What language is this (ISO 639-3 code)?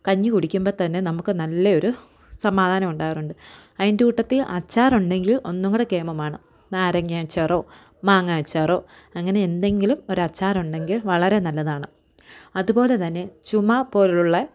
mal